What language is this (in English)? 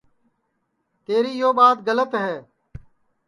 Sansi